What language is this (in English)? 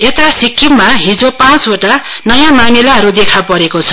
Nepali